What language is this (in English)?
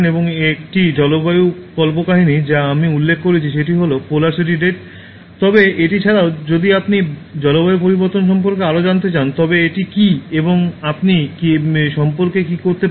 Bangla